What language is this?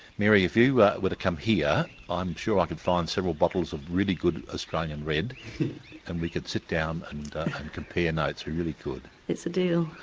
English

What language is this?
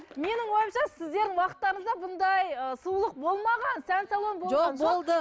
Kazakh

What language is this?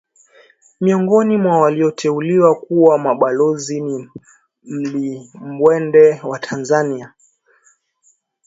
Swahili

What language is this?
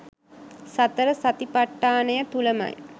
Sinhala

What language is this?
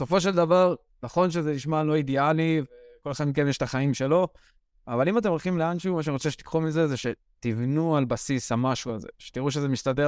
Hebrew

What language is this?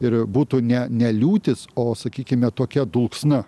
Lithuanian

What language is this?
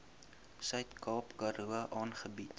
Afrikaans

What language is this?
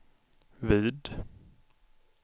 Swedish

